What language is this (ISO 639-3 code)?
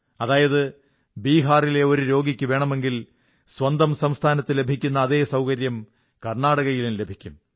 mal